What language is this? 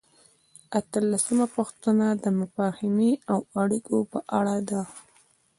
Pashto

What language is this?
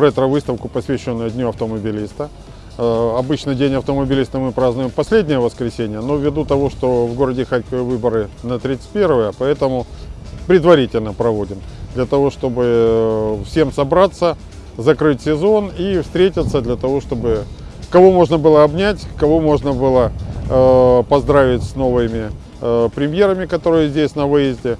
Russian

